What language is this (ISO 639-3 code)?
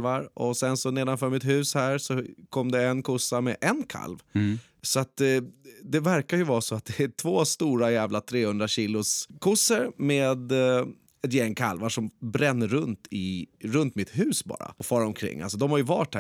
swe